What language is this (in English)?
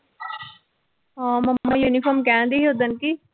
Punjabi